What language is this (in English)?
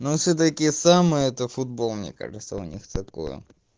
Russian